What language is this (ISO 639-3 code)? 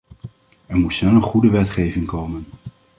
nld